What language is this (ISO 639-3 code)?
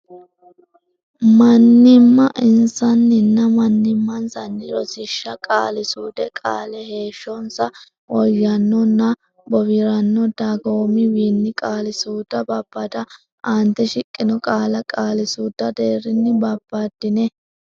sid